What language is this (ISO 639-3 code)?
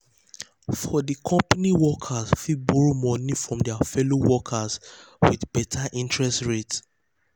pcm